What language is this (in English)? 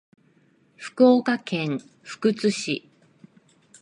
Japanese